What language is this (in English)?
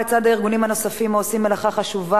Hebrew